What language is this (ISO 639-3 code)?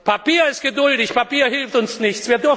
deu